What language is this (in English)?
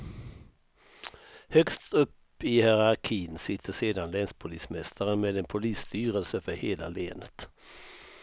Swedish